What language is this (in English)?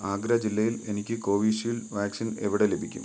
Malayalam